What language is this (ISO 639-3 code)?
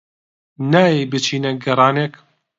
ckb